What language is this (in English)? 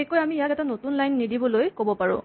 Assamese